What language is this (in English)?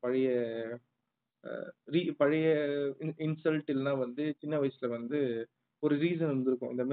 Tamil